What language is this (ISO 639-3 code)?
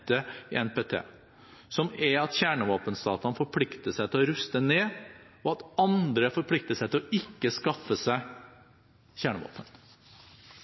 nob